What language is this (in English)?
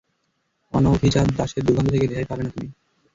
Bangla